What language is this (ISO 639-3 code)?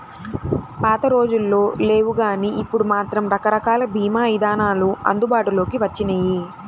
tel